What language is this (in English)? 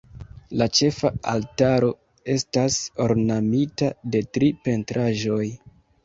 Esperanto